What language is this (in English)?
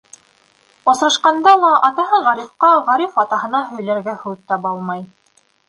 Bashkir